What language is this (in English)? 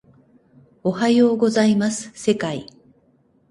Japanese